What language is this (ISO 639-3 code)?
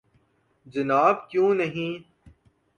urd